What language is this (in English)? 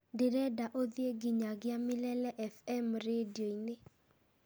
Kikuyu